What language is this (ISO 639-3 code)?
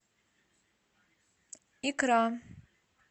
rus